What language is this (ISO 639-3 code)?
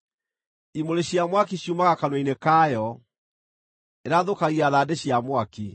kik